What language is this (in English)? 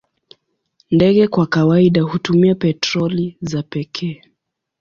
Swahili